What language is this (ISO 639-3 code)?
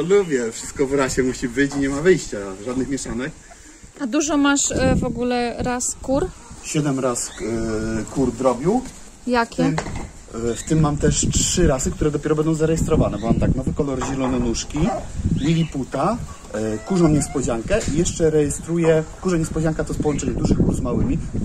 pol